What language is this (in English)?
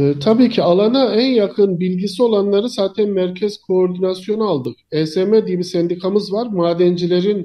Turkish